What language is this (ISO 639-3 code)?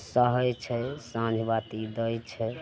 mai